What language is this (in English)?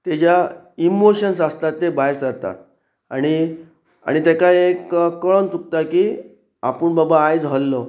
Konkani